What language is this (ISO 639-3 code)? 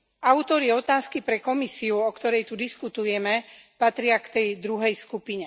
slk